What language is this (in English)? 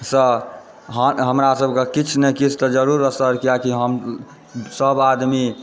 Maithili